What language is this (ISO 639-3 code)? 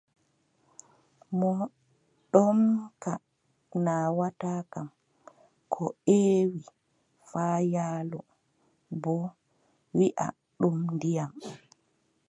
fub